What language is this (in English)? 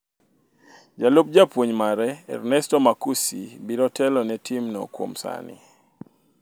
Luo (Kenya and Tanzania)